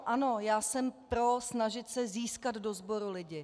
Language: Czech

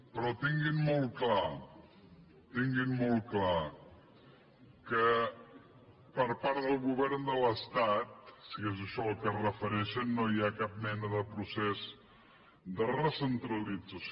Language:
Catalan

